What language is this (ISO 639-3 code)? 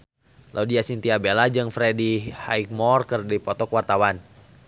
sun